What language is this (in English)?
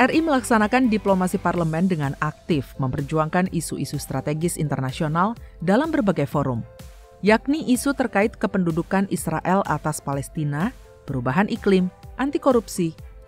Indonesian